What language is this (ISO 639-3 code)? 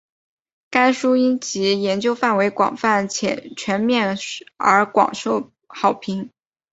zho